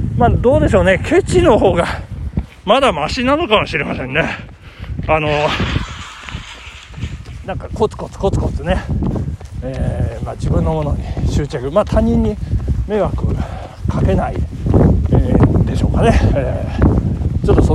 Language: Japanese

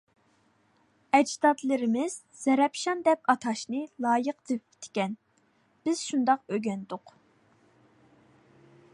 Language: Uyghur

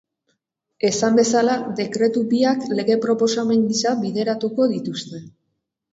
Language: Basque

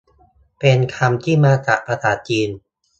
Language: Thai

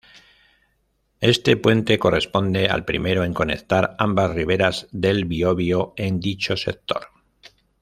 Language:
Spanish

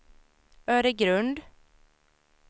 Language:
Swedish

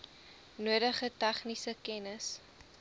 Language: Afrikaans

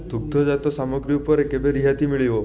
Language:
Odia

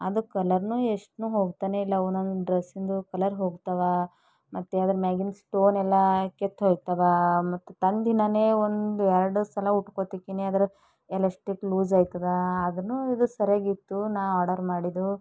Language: Kannada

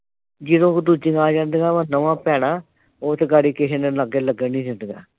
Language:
Punjabi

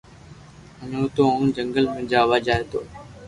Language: Loarki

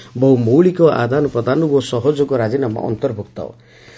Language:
Odia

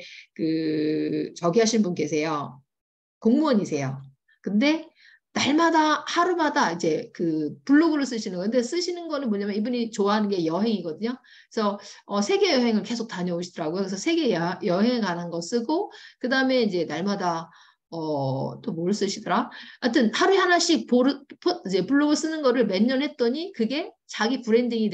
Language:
Korean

